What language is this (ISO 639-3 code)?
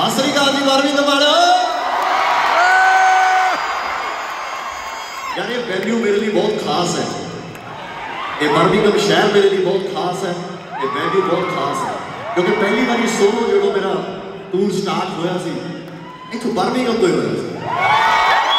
pan